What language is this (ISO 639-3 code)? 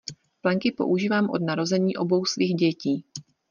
ces